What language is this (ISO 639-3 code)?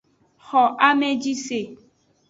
ajg